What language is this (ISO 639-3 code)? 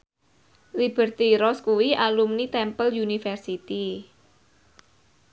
jav